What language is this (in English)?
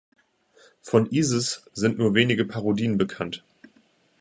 German